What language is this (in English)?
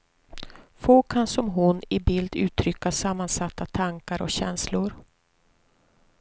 Swedish